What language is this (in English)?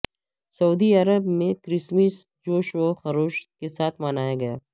Urdu